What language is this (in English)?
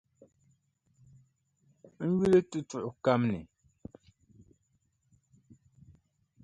Dagbani